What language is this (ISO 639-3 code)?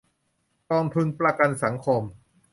tha